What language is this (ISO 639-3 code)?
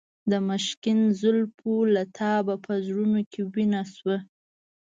pus